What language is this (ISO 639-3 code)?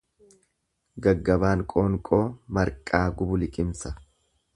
orm